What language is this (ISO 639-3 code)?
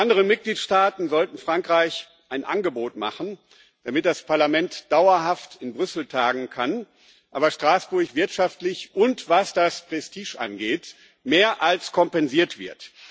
deu